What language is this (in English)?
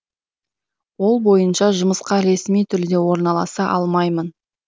Kazakh